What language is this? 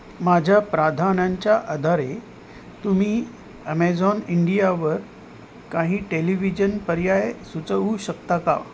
Marathi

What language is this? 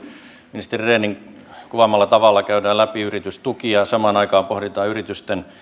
Finnish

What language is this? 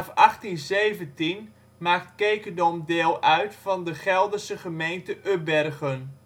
Dutch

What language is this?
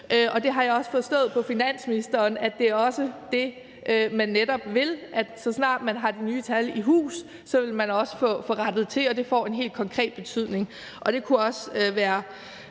Danish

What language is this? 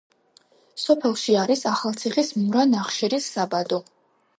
Georgian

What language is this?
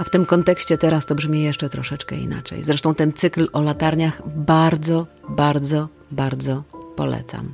Polish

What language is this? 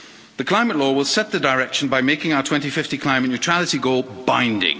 English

